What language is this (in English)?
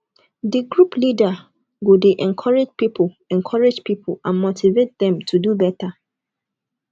Nigerian Pidgin